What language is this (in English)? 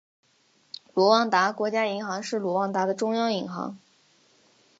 Chinese